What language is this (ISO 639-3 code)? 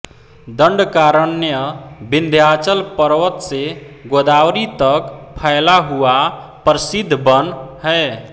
hin